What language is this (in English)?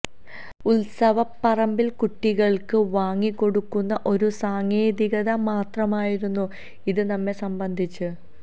Malayalam